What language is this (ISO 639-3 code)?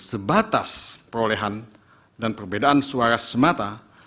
ind